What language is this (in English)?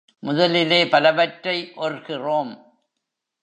Tamil